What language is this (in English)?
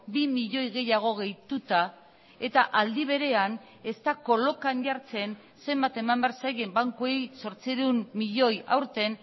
Basque